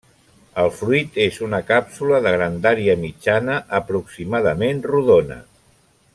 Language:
Catalan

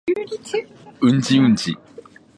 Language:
Japanese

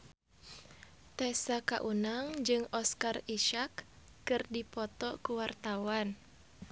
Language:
Sundanese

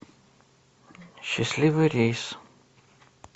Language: Russian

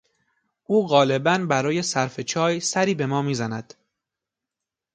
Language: Persian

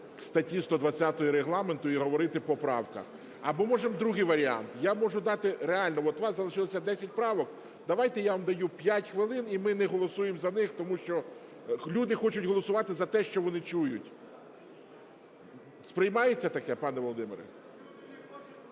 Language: Ukrainian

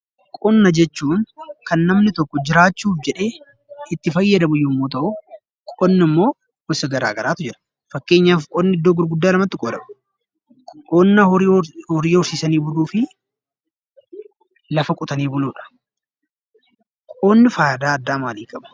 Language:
Oromo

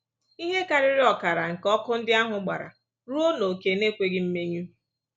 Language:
Igbo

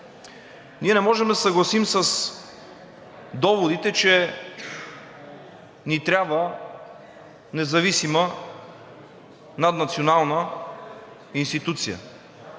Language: Bulgarian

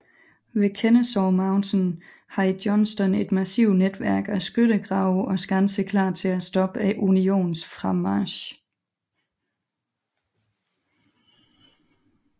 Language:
Danish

